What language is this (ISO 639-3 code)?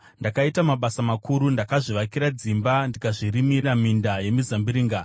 sna